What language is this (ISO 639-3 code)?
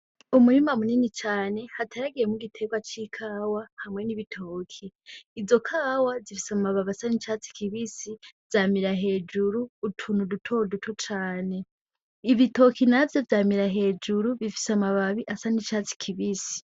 run